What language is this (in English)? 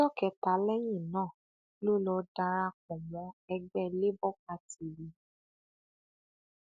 Yoruba